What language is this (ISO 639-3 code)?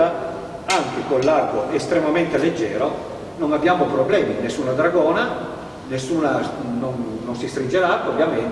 ita